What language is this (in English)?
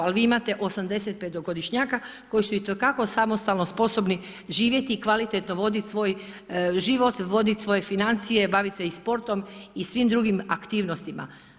Croatian